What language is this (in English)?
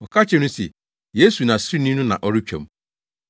Akan